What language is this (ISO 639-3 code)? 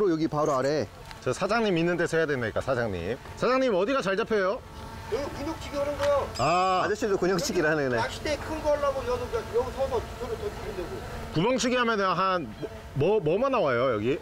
kor